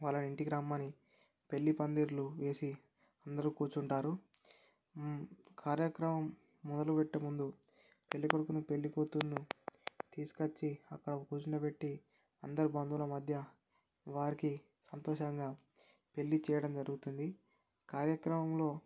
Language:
Telugu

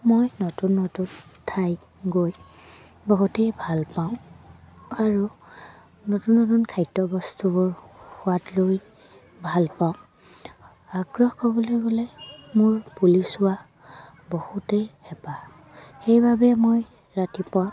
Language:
Assamese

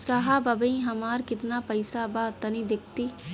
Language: Bhojpuri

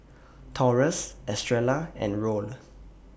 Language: English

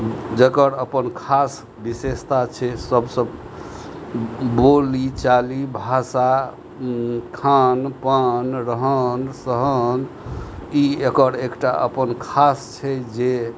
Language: Maithili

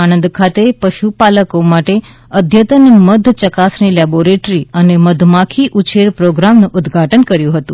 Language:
Gujarati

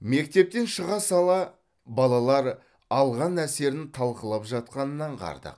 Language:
Kazakh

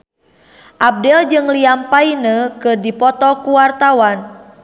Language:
Sundanese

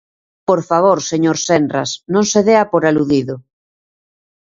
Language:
Galician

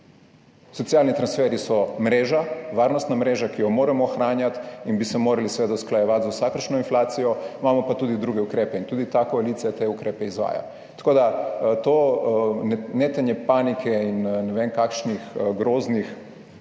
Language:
Slovenian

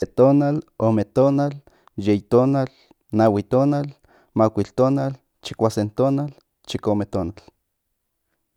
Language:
Central Nahuatl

